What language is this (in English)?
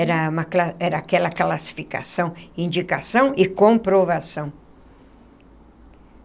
Portuguese